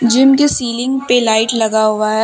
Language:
Hindi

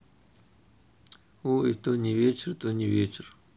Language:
Russian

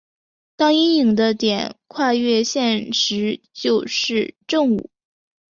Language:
Chinese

